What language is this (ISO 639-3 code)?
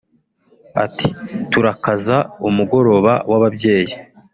kin